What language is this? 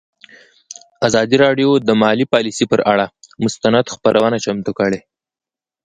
Pashto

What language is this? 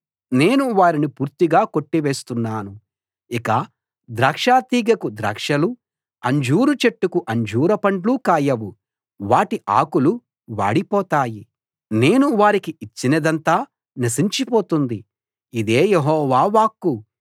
Telugu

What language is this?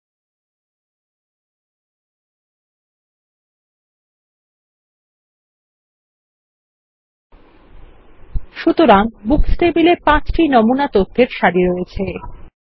Bangla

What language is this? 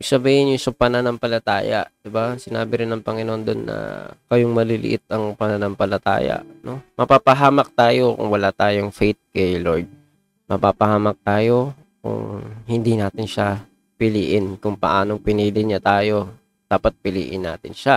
Filipino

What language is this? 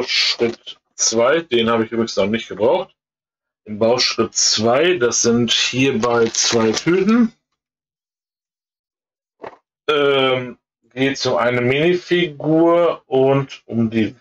German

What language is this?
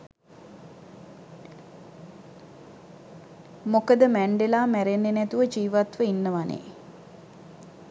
Sinhala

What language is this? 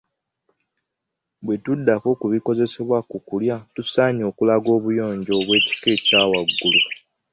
Ganda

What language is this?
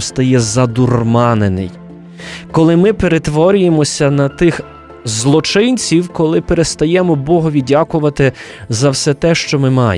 Ukrainian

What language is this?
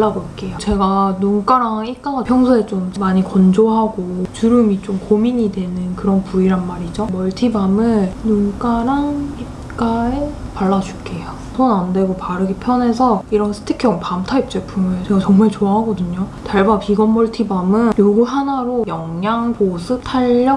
Korean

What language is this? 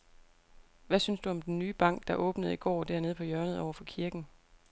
Danish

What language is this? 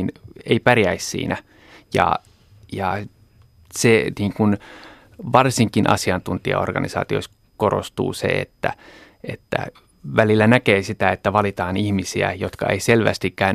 Finnish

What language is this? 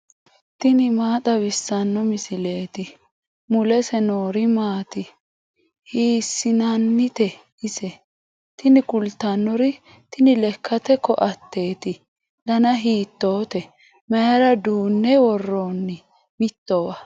Sidamo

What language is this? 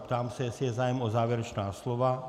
Czech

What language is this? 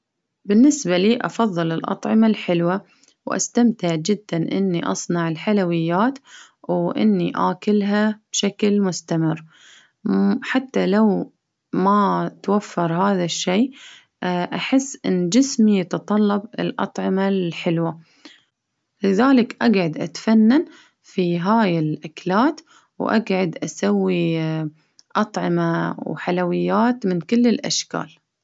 Baharna Arabic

